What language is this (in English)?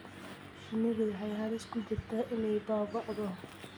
Somali